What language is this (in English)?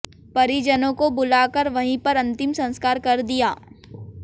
Hindi